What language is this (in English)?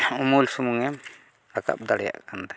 Santali